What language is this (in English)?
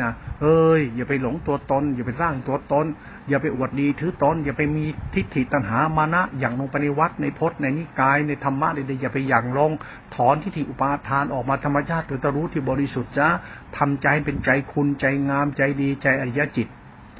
Thai